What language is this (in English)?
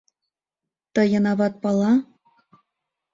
Mari